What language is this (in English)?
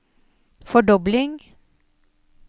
Norwegian